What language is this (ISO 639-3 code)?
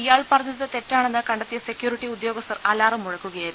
mal